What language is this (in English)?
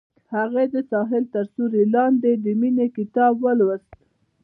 Pashto